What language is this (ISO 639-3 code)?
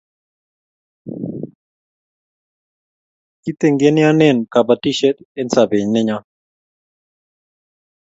kln